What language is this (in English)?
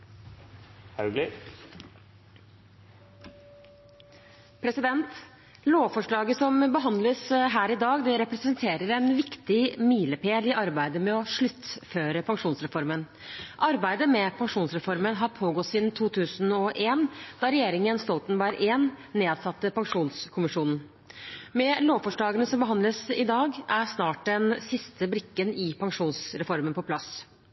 Norwegian